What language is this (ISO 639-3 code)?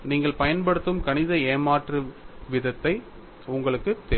tam